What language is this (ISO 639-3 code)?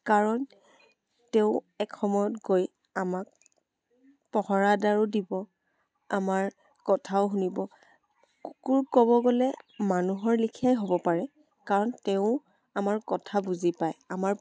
asm